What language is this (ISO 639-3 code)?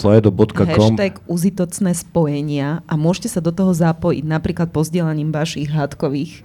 slk